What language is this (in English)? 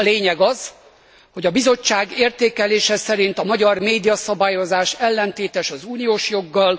Hungarian